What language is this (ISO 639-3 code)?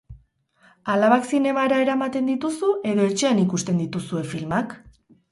eus